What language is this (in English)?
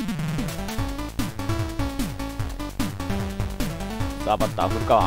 Japanese